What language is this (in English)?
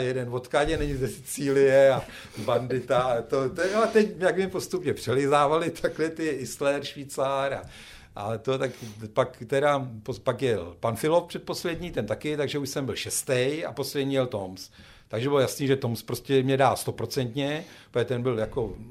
Czech